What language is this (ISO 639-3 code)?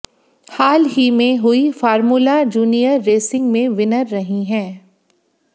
hin